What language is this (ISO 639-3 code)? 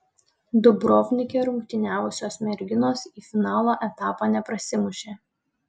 lit